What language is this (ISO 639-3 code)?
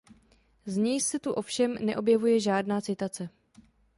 ces